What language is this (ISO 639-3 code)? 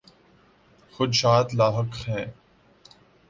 urd